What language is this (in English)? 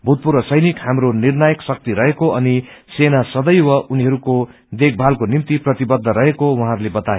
Nepali